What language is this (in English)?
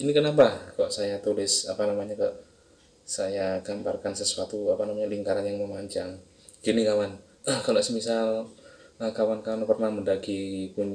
Indonesian